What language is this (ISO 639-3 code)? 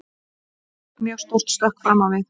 isl